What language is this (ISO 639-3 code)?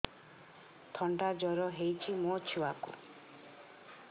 ori